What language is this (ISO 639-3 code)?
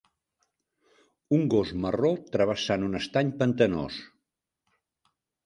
cat